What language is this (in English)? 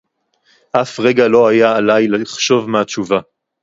Hebrew